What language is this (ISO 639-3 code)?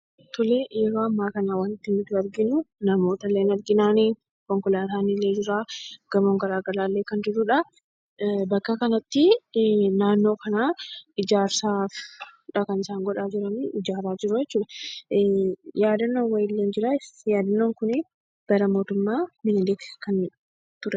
orm